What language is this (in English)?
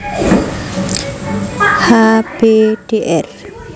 Javanese